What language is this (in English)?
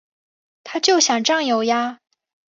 Chinese